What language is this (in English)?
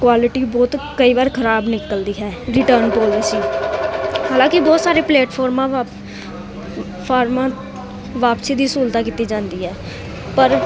Punjabi